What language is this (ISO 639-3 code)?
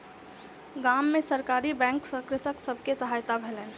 mai